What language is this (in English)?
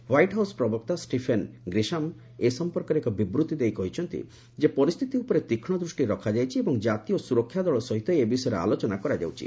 Odia